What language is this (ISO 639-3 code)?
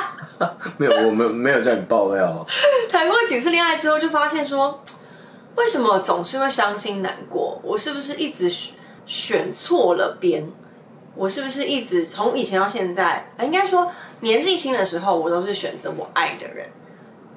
zho